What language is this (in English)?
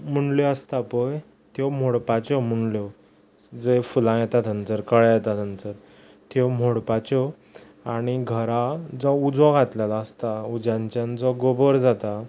Konkani